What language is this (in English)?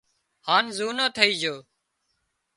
Wadiyara Koli